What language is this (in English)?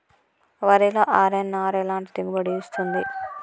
Telugu